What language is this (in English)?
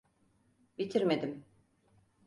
Turkish